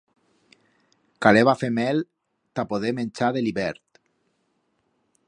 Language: Aragonese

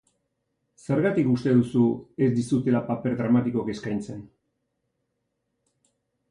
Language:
Basque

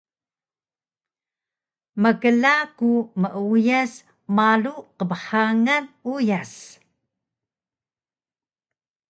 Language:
Taroko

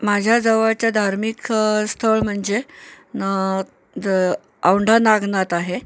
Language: Marathi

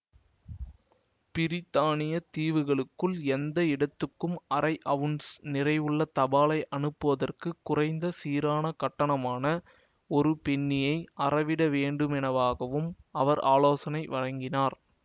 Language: Tamil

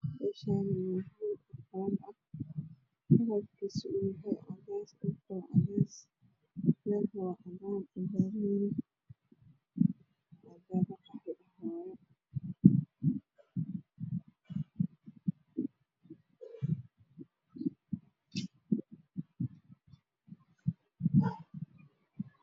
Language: Somali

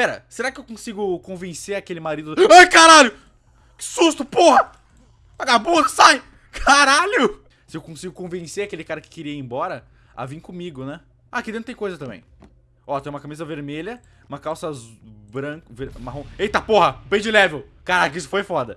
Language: Portuguese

